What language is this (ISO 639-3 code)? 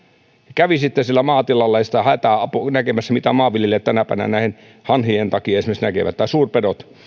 fin